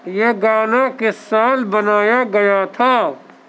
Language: Urdu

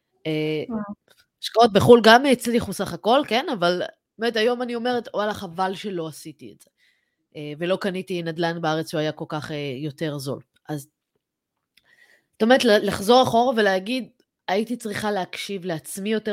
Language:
Hebrew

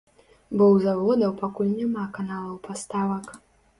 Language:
Belarusian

